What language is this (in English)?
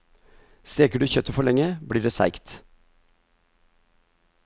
Norwegian